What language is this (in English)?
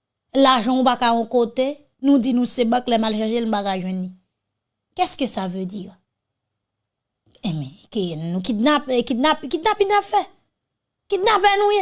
French